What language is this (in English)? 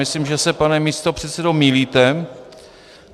Czech